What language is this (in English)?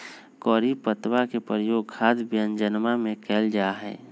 Magahi